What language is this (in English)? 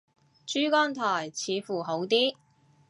Cantonese